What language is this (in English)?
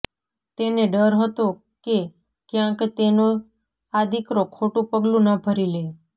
Gujarati